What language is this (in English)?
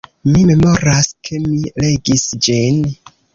Esperanto